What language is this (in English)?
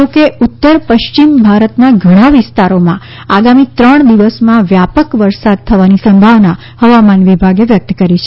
Gujarati